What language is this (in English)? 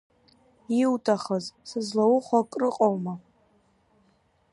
Abkhazian